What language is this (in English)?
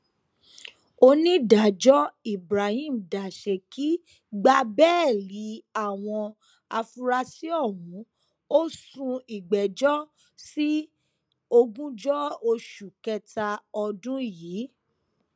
Yoruba